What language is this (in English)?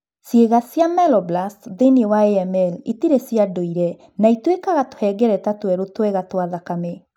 Kikuyu